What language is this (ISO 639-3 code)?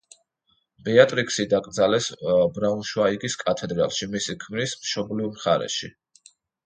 kat